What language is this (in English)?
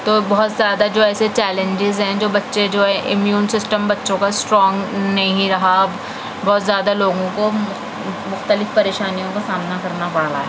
Urdu